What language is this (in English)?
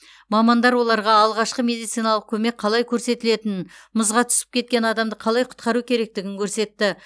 Kazakh